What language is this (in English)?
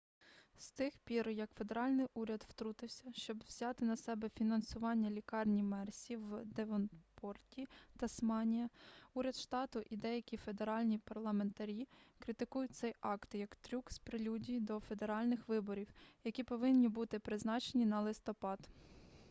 Ukrainian